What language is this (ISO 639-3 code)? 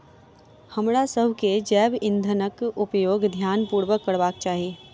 mai